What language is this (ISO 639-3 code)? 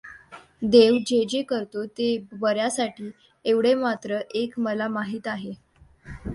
mar